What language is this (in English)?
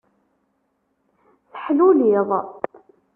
Kabyle